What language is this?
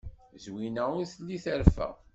Kabyle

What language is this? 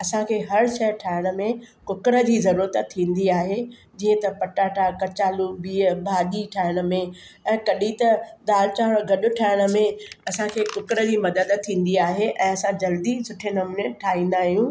Sindhi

